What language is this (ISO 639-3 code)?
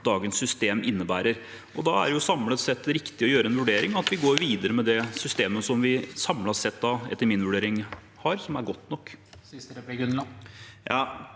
nor